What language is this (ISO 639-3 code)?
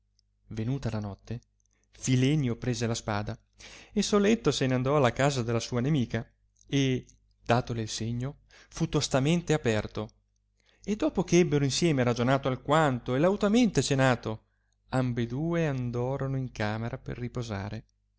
ita